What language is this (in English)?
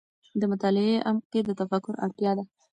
Pashto